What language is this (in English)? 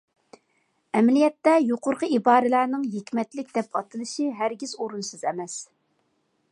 Uyghur